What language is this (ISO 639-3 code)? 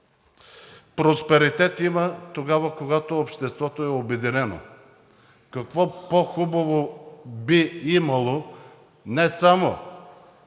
bul